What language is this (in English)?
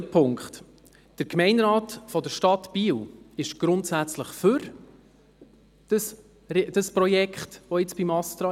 Swiss German